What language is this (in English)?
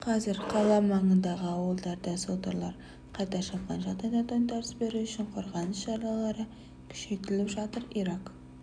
Kazakh